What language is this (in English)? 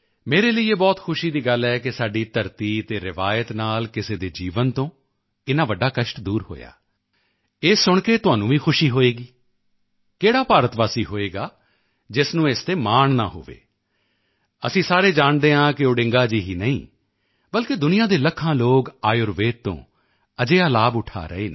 Punjabi